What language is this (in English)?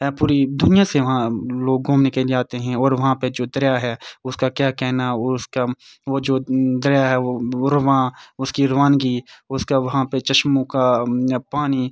Urdu